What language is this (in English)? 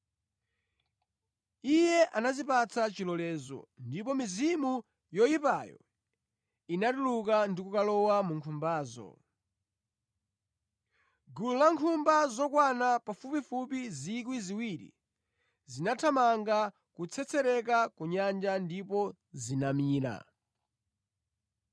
Nyanja